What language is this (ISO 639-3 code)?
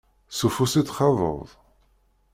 kab